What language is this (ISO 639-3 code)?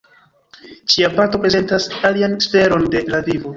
epo